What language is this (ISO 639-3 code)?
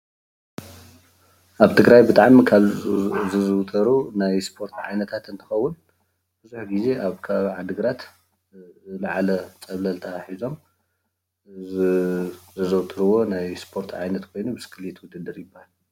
tir